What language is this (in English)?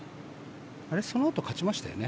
Japanese